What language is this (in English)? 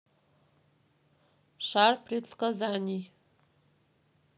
Russian